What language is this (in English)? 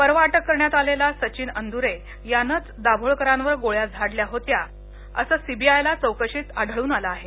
Marathi